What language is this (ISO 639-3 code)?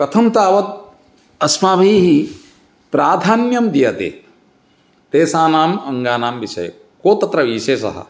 san